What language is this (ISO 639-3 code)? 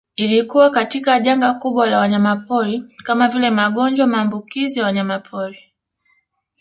swa